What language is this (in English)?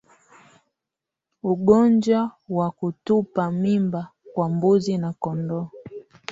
Swahili